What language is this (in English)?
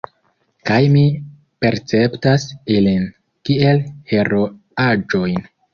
Esperanto